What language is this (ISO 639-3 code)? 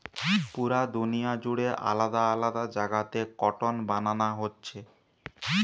ben